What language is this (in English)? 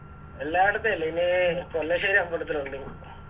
Malayalam